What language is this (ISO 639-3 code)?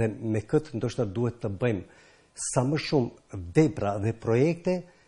ron